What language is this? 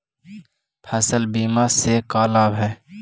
Magahi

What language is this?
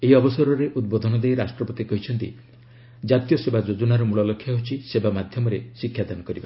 Odia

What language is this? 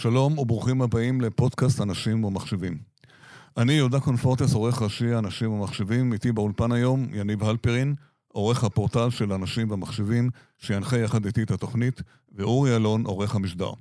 Hebrew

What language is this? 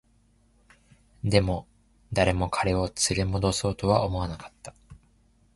Japanese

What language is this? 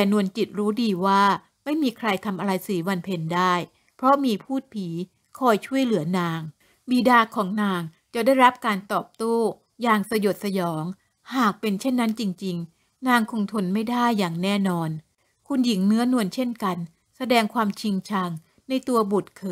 Thai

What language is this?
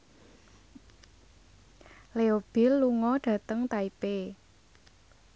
Javanese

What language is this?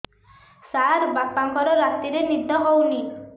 Odia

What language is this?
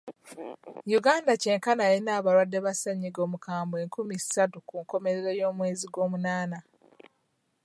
Ganda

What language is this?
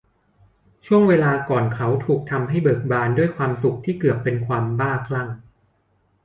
Thai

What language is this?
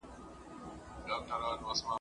Pashto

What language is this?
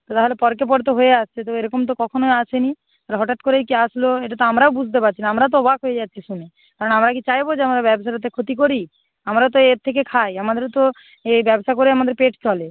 Bangla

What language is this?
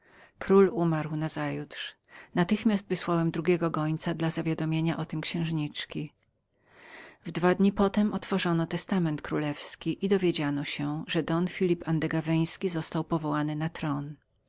Polish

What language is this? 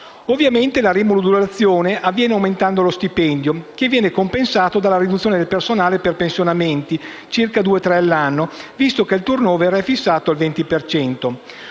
Italian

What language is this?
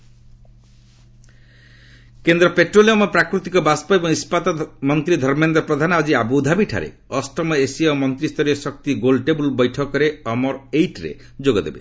Odia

